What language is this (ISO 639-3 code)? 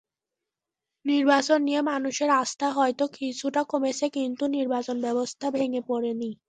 ben